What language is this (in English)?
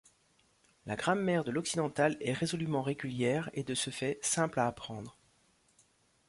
French